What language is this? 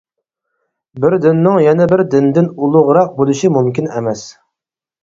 Uyghur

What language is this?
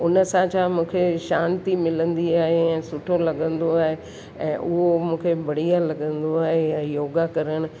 Sindhi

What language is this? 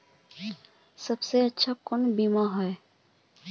Magahi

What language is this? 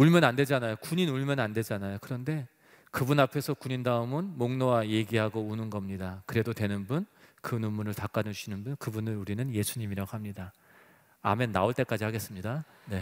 Korean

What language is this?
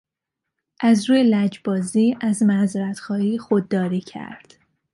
Persian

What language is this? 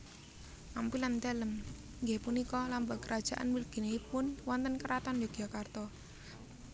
Javanese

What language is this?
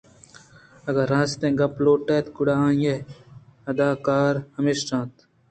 Eastern Balochi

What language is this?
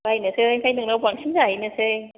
Bodo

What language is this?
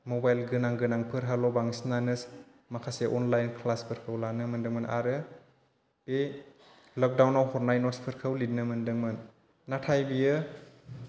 Bodo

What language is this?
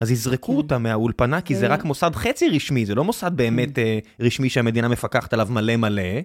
Hebrew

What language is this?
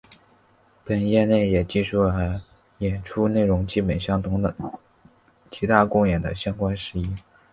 Chinese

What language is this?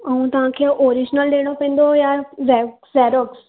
Sindhi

